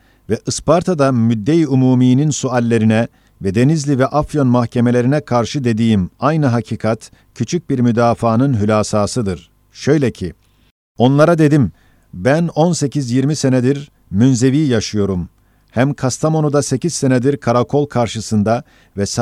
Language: Turkish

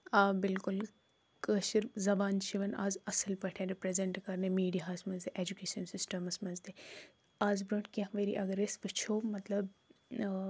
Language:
Kashmiri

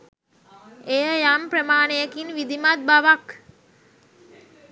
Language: Sinhala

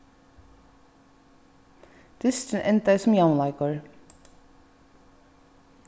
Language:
Faroese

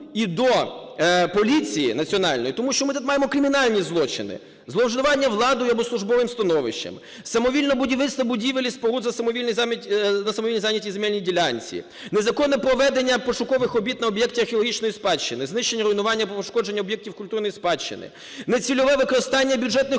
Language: Ukrainian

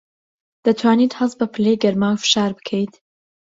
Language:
Central Kurdish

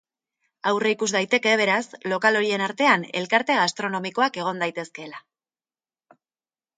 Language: Basque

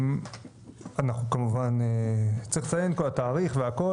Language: Hebrew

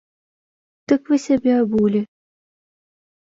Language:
Belarusian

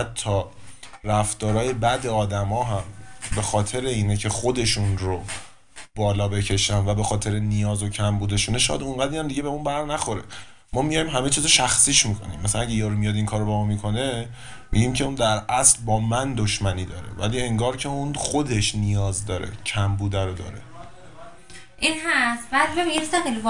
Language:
Persian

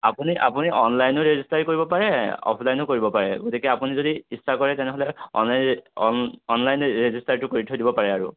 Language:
Assamese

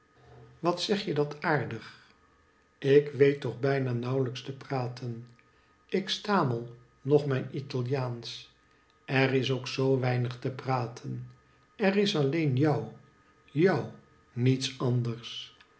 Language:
Dutch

